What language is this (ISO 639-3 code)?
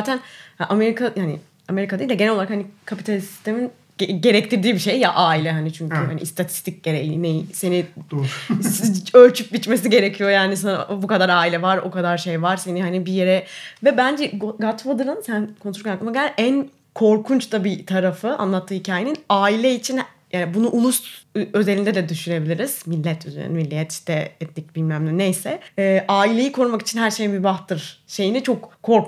tur